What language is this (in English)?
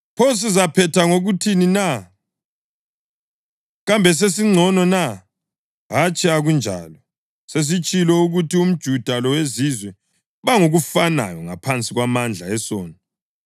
North Ndebele